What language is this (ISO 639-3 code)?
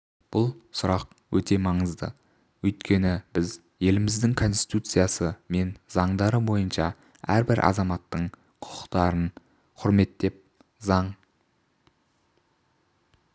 kaz